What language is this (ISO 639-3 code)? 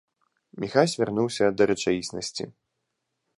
bel